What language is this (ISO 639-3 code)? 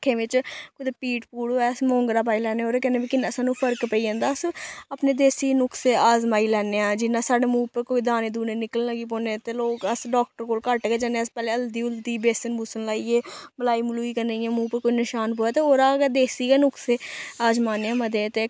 doi